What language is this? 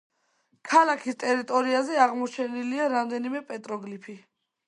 Georgian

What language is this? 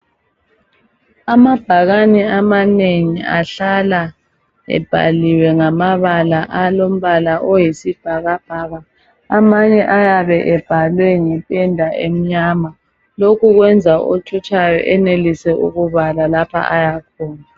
North Ndebele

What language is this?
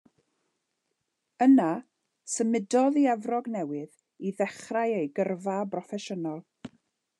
Welsh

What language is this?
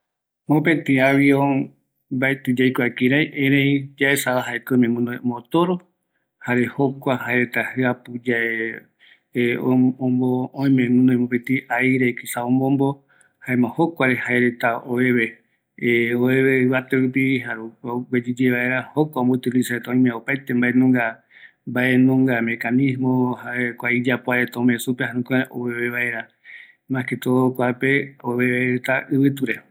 Eastern Bolivian Guaraní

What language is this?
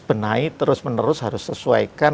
Indonesian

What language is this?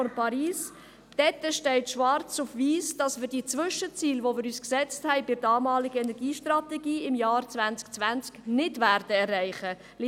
Swiss German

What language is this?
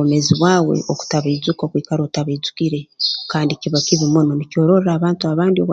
Tooro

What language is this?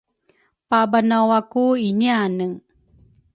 Rukai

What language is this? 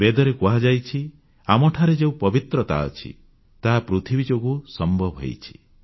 Odia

